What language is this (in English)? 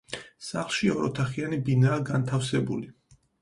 Georgian